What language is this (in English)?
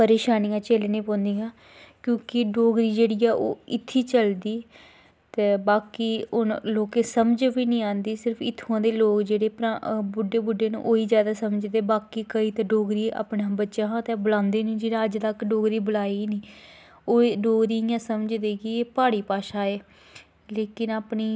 Dogri